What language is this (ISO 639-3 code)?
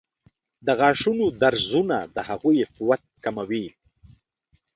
pus